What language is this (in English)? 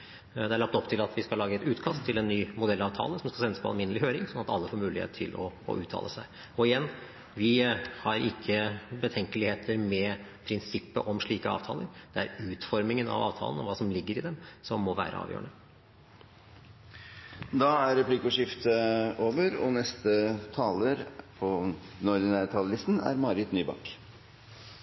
Norwegian